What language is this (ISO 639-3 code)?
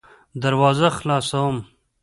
pus